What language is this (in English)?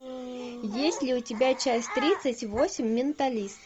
Russian